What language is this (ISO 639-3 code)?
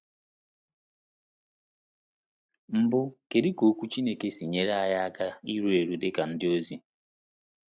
ibo